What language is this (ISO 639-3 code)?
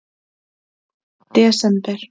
isl